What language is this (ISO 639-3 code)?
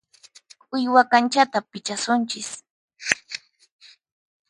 qxp